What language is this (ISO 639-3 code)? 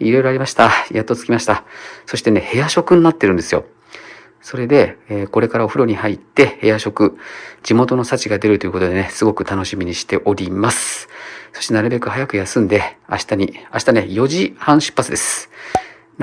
jpn